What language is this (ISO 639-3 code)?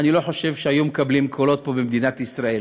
heb